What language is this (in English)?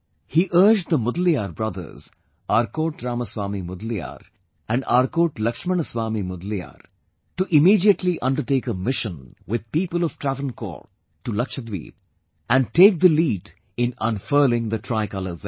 English